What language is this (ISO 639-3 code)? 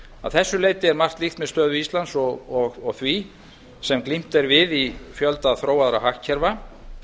isl